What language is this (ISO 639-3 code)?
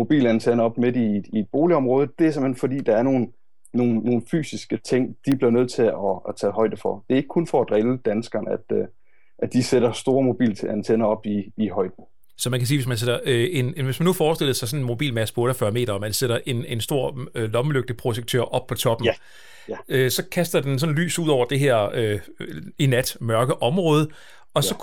dan